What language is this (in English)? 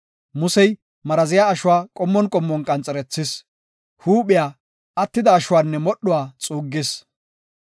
Gofa